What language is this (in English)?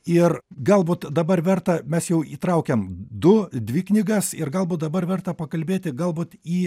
Lithuanian